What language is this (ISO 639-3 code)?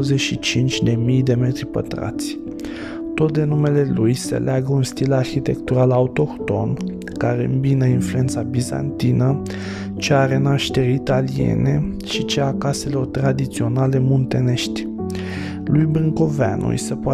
ron